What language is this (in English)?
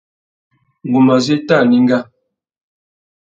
Tuki